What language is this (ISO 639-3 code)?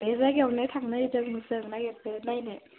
brx